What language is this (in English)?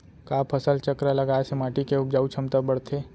Chhattisgarhi